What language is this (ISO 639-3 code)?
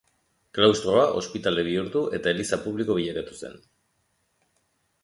eus